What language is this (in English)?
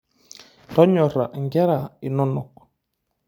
Masai